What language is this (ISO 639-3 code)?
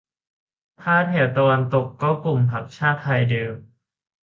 tha